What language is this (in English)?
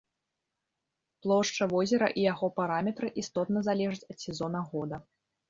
Belarusian